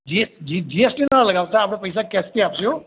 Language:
Gujarati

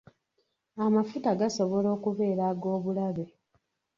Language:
Ganda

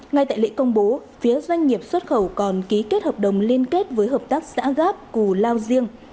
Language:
Vietnamese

